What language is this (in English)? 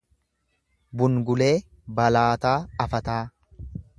Oromo